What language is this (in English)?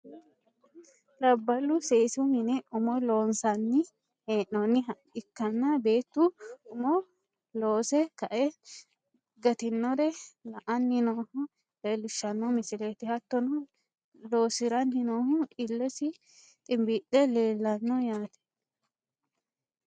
Sidamo